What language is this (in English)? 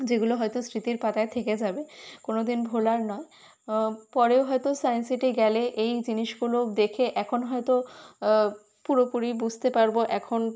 Bangla